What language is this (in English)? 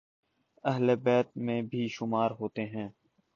Urdu